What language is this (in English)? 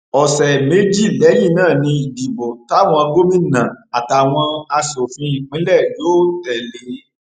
Yoruba